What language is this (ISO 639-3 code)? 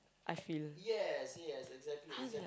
eng